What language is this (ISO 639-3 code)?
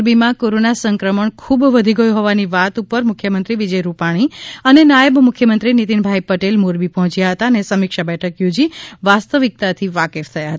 guj